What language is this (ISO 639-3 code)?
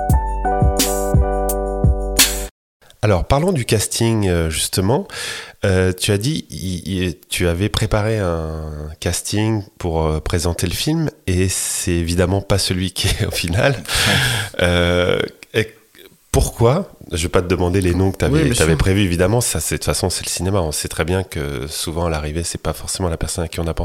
fra